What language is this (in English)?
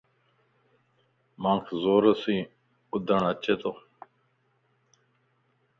Lasi